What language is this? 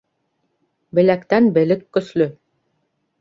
Bashkir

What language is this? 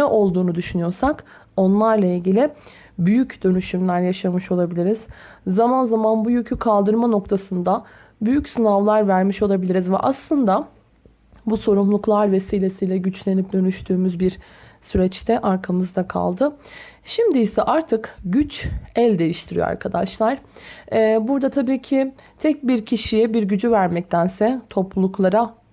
Turkish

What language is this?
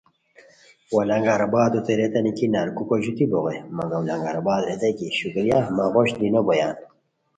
Khowar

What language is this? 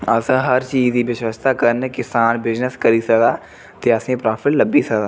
Dogri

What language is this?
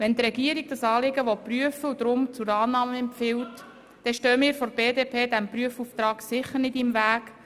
Swiss German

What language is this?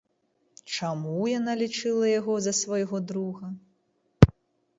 Belarusian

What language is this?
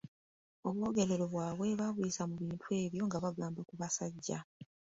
Ganda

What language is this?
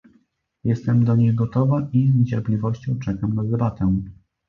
Polish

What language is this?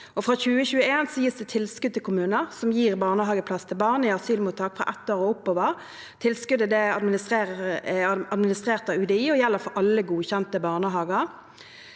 Norwegian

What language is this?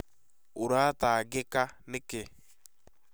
Kikuyu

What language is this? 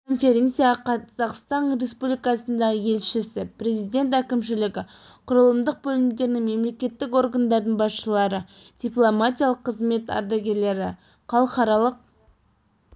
Kazakh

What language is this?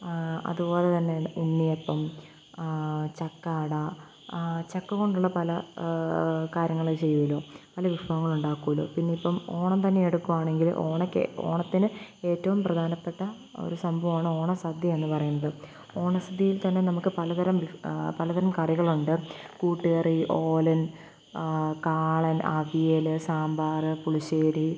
Malayalam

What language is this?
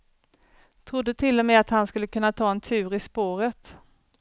Swedish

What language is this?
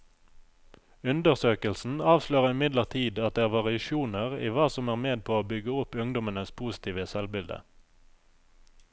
Norwegian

